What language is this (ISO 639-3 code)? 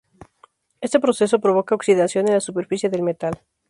spa